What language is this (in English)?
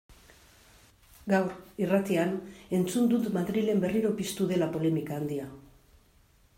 Basque